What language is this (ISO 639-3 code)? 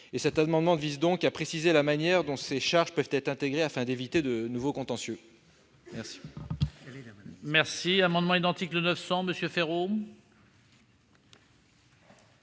fra